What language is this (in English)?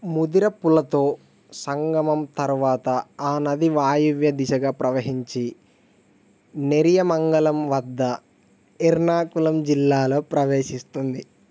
Telugu